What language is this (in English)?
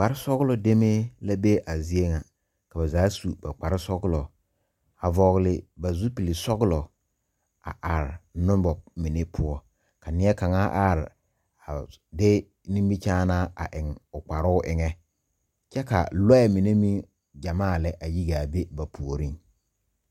Southern Dagaare